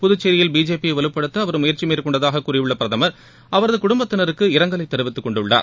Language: Tamil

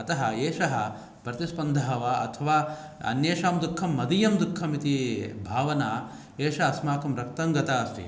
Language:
Sanskrit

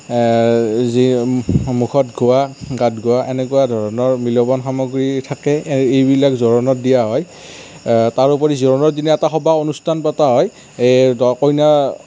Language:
Assamese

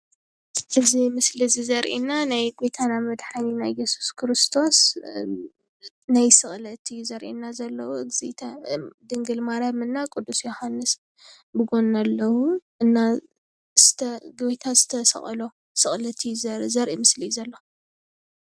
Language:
Tigrinya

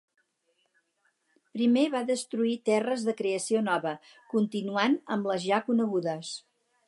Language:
Catalan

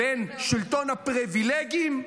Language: Hebrew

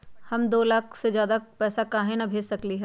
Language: Magahi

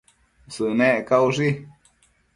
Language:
Matsés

